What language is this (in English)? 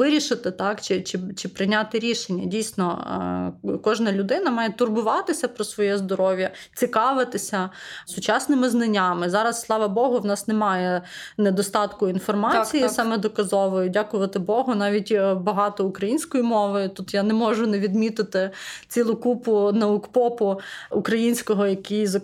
Ukrainian